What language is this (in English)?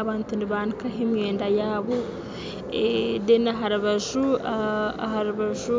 Nyankole